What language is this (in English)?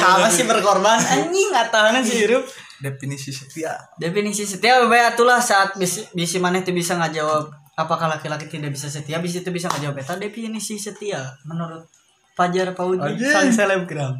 Indonesian